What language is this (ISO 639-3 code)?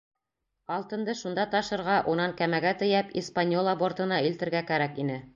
bak